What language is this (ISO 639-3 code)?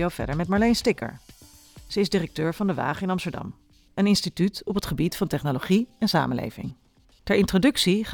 nld